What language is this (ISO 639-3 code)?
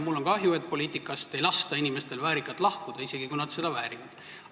est